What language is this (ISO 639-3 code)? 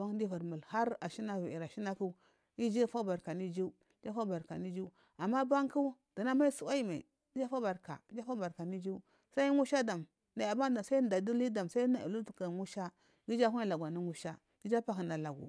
mfm